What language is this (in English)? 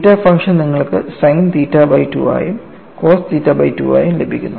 Malayalam